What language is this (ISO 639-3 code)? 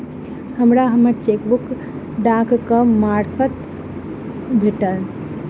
mai